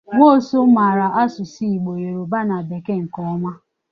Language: Igbo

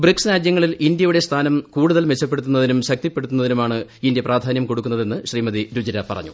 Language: Malayalam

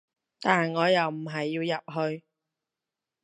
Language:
Cantonese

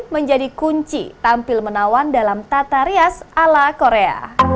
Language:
Indonesian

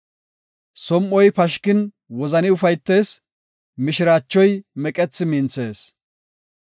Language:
Gofa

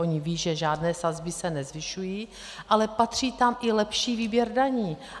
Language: Czech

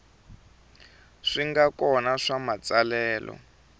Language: Tsonga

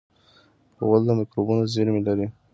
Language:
Pashto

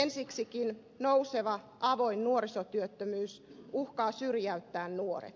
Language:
Finnish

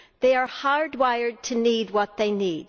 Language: English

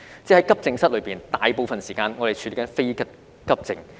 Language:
Cantonese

